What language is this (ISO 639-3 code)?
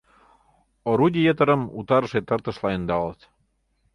chm